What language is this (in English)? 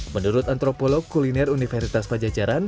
Indonesian